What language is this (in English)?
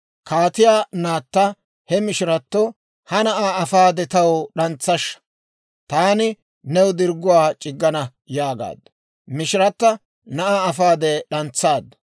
Dawro